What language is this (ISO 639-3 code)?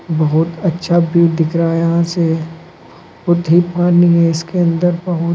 hin